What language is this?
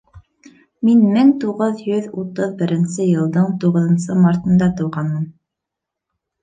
Bashkir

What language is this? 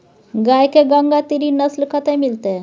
Maithili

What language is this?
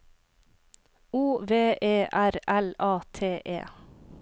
Norwegian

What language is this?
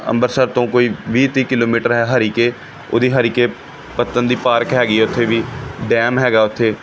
Punjabi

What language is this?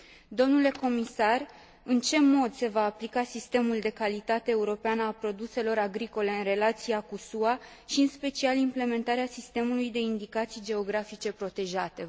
Romanian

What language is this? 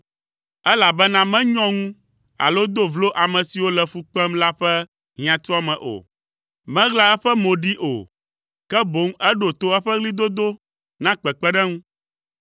Ewe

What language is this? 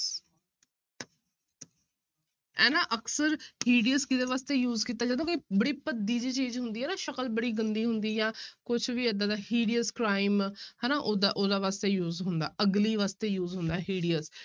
Punjabi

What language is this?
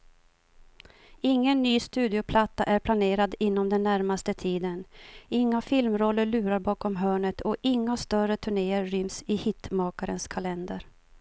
Swedish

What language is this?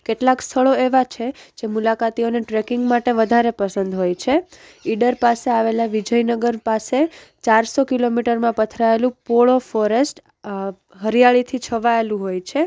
Gujarati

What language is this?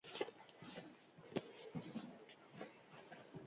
Basque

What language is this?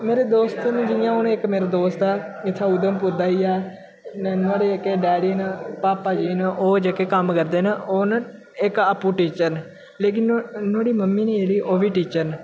Dogri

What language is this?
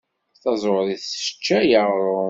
Kabyle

